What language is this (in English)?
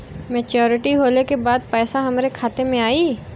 Bhojpuri